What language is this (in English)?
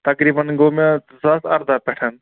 Kashmiri